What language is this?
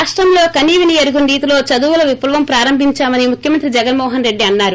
Telugu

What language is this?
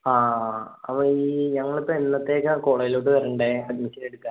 Malayalam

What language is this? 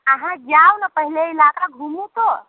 Maithili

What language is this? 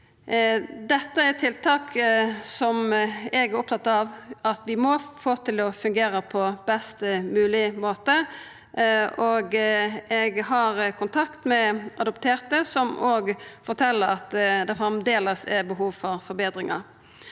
Norwegian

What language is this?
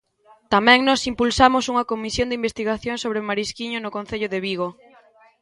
Galician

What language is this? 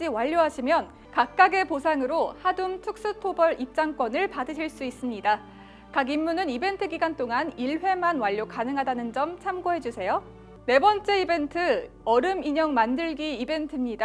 Korean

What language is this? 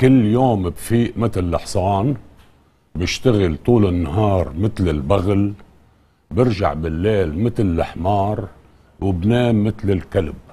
Arabic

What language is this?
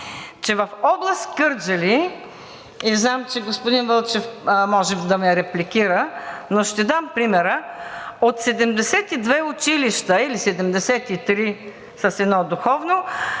Bulgarian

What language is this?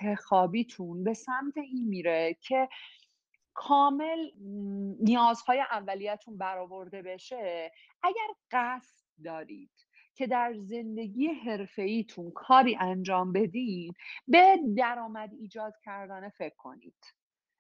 Persian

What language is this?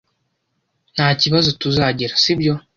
Kinyarwanda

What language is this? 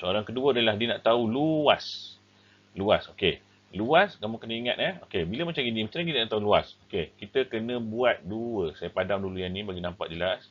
Malay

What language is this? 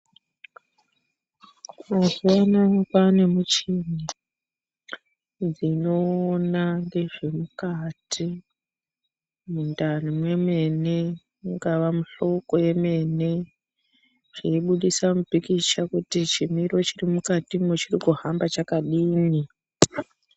Ndau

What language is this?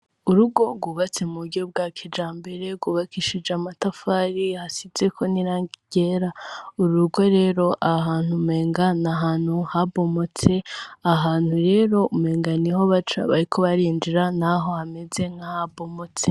Rundi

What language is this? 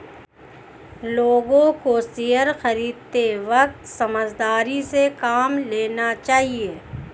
Hindi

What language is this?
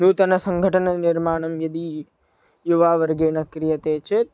Sanskrit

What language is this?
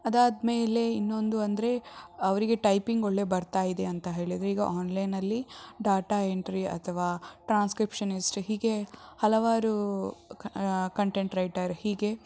Kannada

